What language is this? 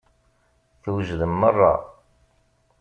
Kabyle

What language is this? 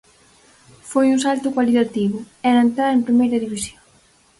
Galician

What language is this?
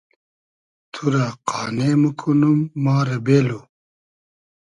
Hazaragi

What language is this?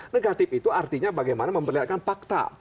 Indonesian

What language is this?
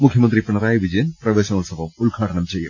Malayalam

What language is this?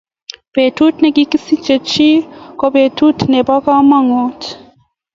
Kalenjin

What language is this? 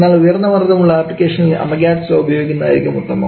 Malayalam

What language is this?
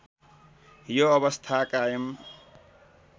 Nepali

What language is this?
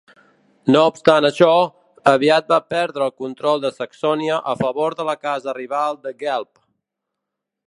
Catalan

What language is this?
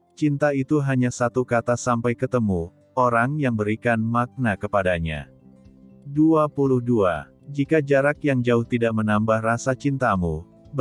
Indonesian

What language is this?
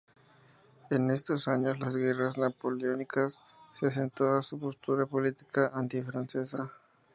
Spanish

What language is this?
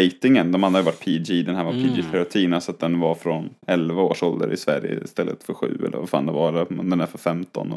Swedish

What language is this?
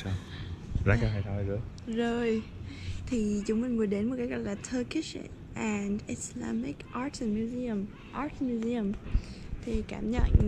Vietnamese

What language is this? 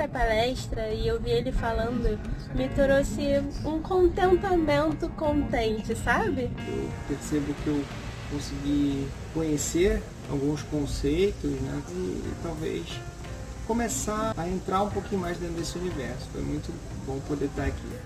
Portuguese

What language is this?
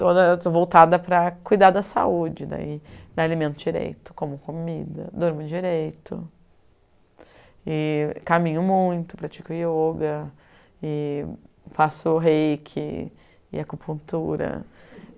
Portuguese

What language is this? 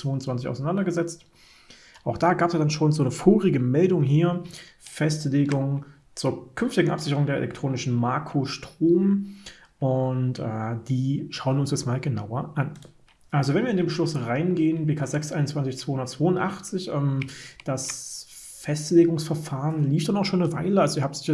German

